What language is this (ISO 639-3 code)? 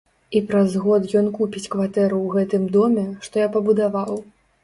bel